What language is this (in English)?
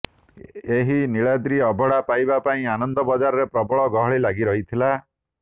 Odia